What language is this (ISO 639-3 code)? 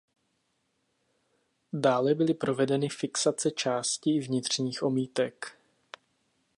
ces